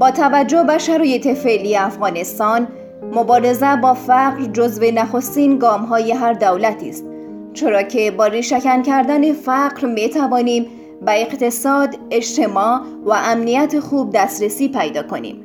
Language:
Persian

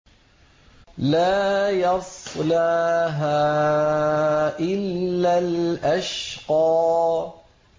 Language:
Arabic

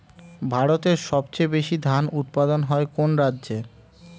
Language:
Bangla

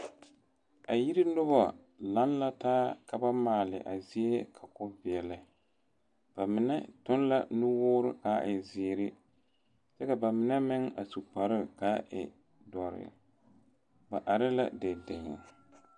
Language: Southern Dagaare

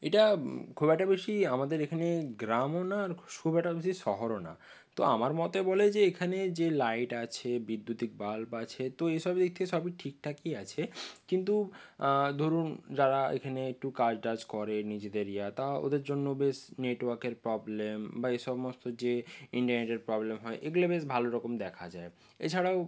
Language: Bangla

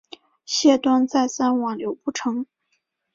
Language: Chinese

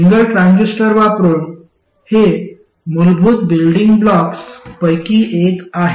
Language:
Marathi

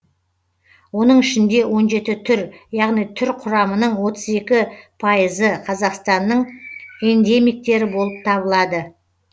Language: Kazakh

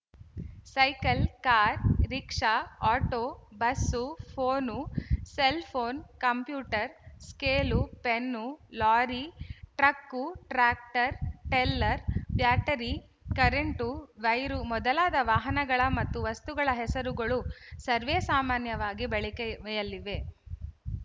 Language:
Kannada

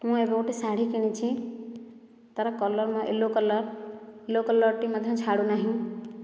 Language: Odia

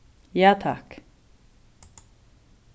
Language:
Faroese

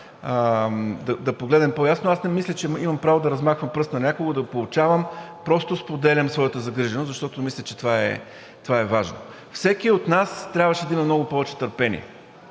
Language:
Bulgarian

